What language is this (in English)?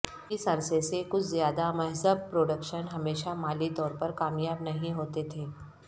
Urdu